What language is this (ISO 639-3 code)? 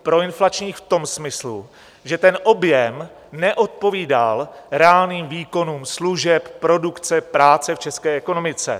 ces